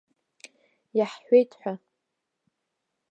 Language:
Abkhazian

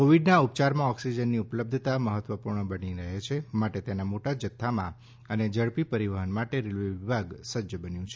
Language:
Gujarati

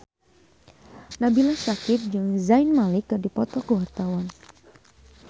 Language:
Sundanese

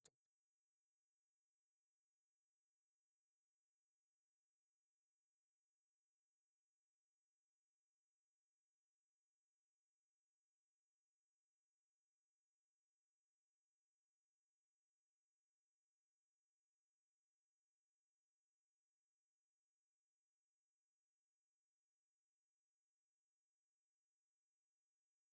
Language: Dadiya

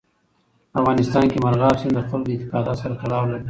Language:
Pashto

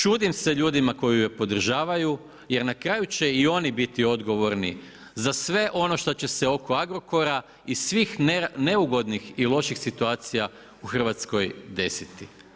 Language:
Croatian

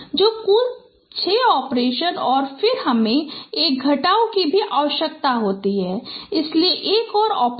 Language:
Hindi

